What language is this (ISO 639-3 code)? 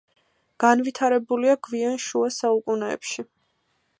kat